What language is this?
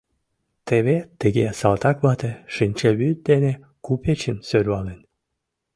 Mari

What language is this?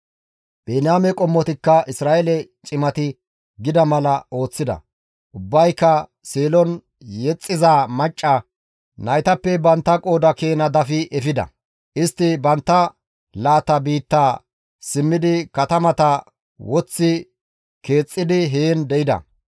Gamo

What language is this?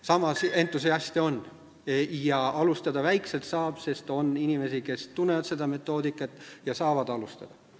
Estonian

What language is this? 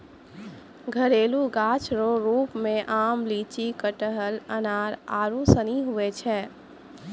Maithili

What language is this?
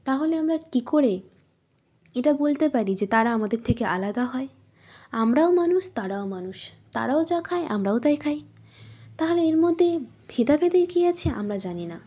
Bangla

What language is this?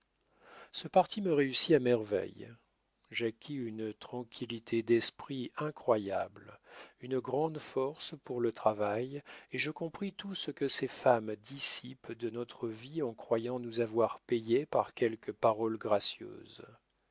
French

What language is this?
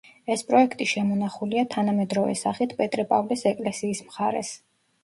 Georgian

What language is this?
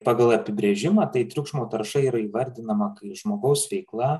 Lithuanian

